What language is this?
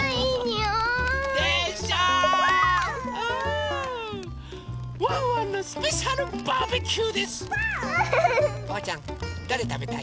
Japanese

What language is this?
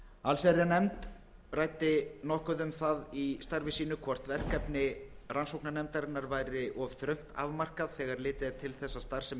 Icelandic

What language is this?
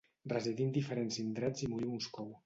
Catalan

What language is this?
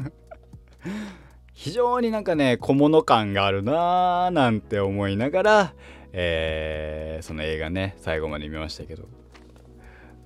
Japanese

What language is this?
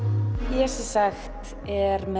Icelandic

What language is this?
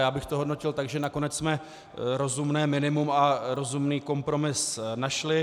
Czech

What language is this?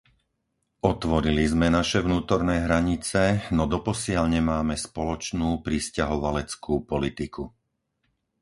Slovak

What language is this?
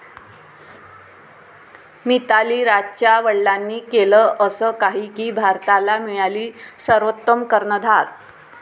Marathi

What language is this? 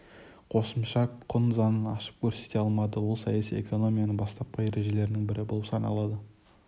Kazakh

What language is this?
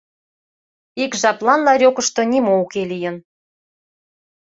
Mari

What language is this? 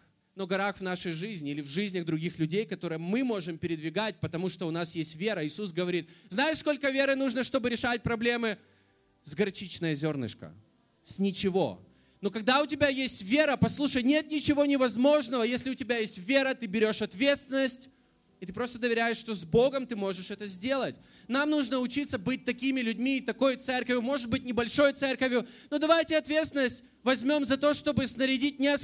Russian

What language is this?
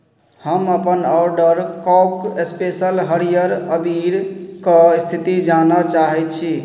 Maithili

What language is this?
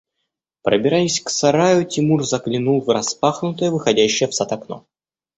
Russian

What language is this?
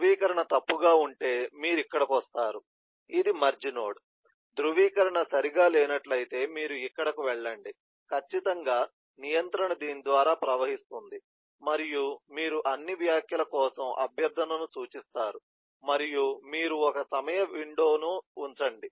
Telugu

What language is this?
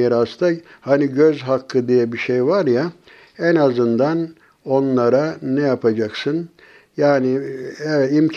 Turkish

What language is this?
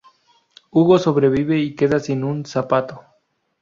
Spanish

